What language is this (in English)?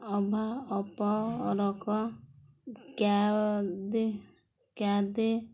Odia